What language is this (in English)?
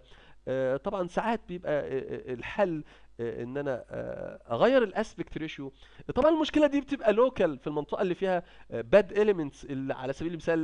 Arabic